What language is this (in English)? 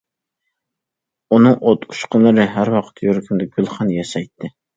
Uyghur